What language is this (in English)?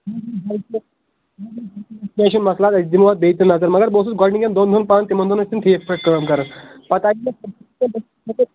Kashmiri